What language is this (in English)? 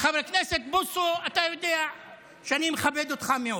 Hebrew